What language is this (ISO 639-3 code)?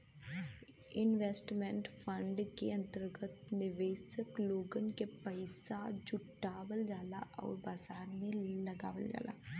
bho